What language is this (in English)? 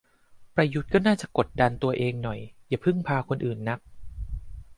Thai